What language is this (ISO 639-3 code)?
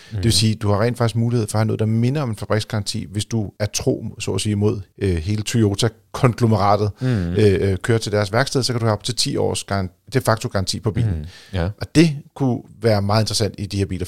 dan